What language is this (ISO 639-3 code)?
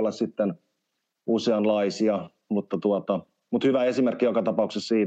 fin